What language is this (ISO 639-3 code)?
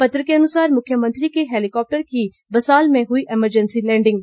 hin